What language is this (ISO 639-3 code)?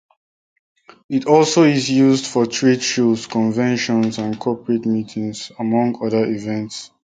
eng